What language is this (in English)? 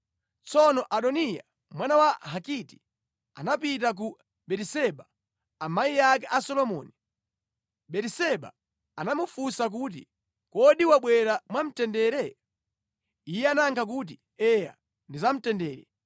Nyanja